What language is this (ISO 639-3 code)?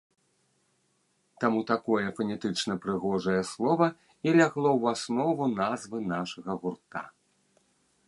bel